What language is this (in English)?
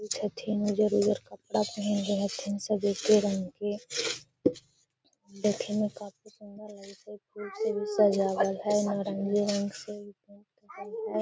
Magahi